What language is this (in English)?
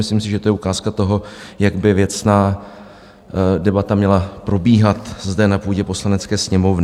Czech